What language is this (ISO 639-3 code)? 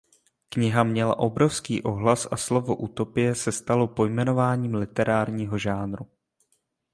ces